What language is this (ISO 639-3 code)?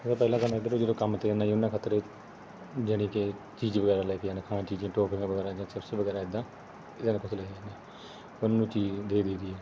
pan